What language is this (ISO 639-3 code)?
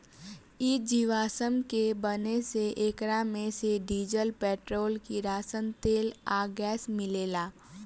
bho